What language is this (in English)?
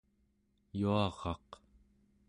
Central Yupik